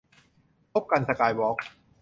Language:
Thai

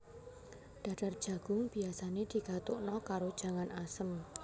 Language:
Javanese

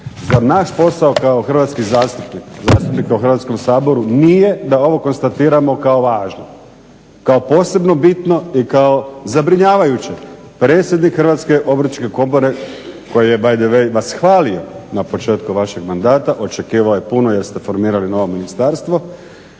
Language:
Croatian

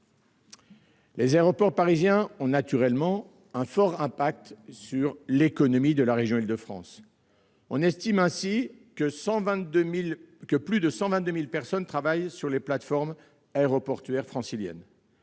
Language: French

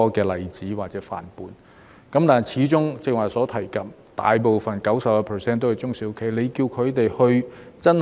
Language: Cantonese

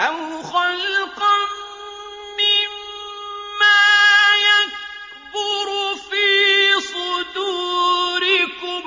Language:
Arabic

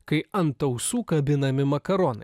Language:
Lithuanian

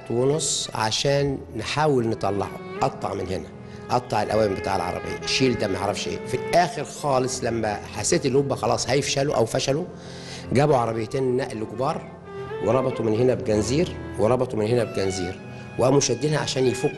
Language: Arabic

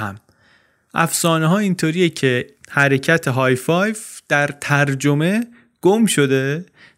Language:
Persian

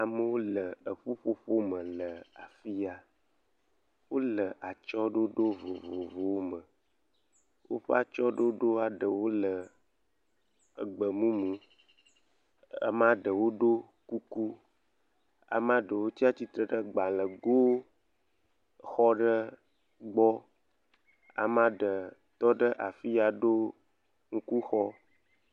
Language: Ewe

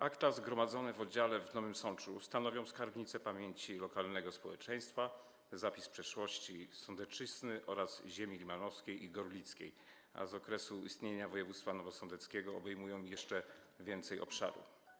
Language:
Polish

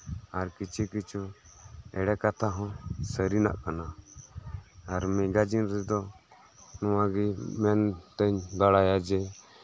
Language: Santali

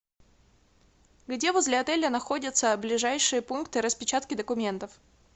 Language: Russian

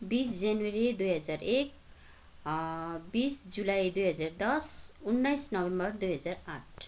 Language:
Nepali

